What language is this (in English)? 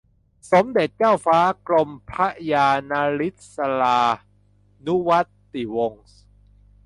Thai